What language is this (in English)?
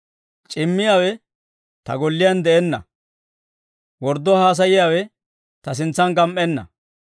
Dawro